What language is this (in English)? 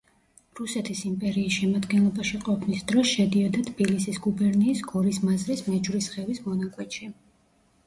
Georgian